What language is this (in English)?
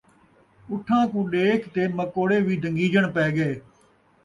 Saraiki